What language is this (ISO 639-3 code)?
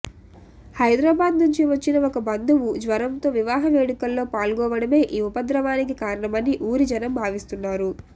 tel